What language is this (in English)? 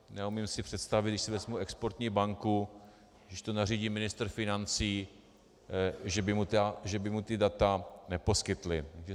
Czech